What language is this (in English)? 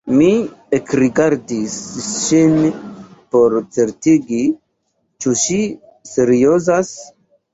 Esperanto